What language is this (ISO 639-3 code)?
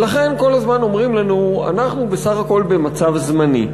heb